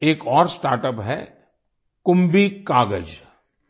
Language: Hindi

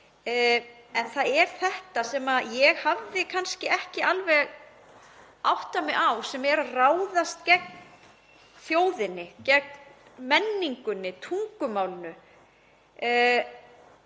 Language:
Icelandic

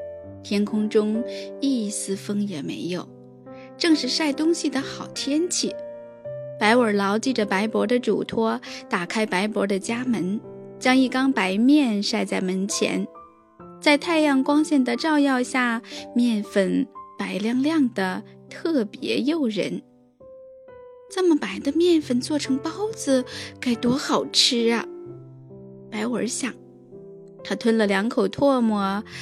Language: Chinese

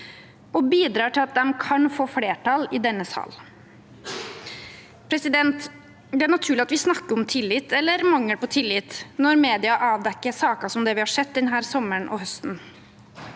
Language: Norwegian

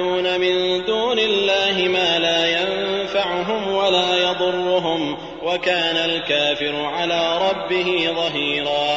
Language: Arabic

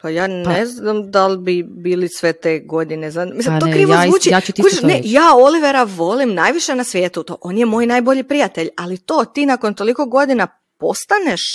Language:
Croatian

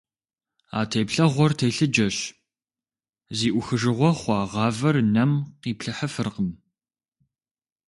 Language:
Kabardian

